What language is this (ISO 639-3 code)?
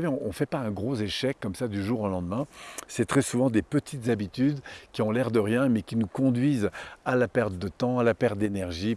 fra